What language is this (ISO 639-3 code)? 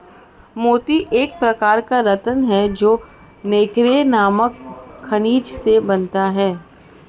hin